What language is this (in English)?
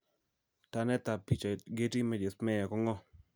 Kalenjin